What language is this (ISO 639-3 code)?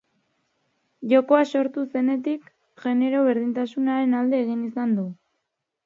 eus